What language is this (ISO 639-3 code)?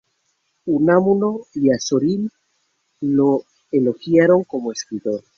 spa